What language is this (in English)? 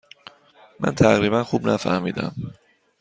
Persian